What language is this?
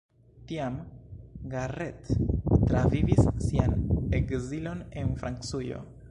Esperanto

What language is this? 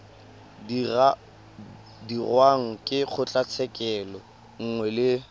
Tswana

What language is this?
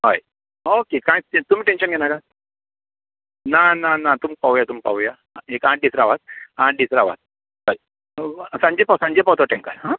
Konkani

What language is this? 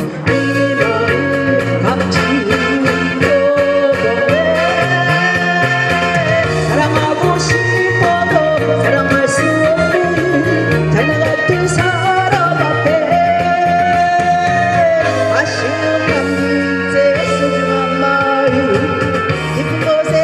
Korean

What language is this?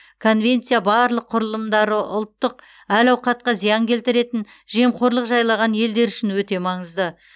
Kazakh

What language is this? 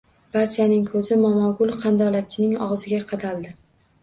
Uzbek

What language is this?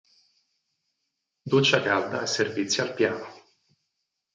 Italian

